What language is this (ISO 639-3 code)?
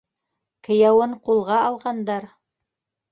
bak